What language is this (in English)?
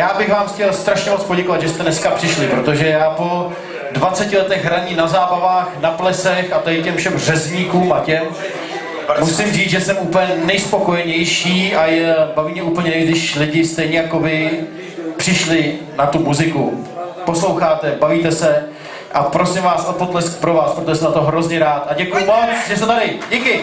Czech